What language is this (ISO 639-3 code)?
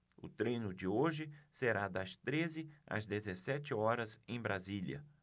por